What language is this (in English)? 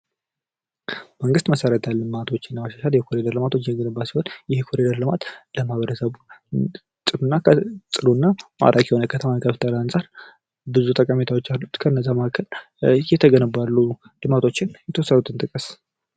Amharic